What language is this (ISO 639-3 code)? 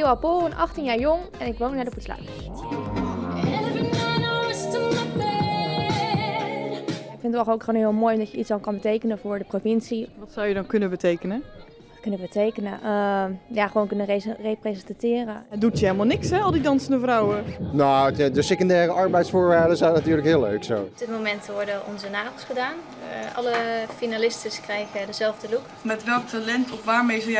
nld